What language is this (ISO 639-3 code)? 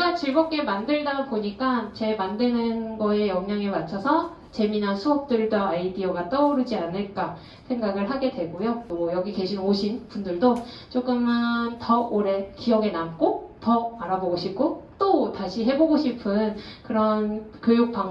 kor